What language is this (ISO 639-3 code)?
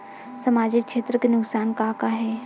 hne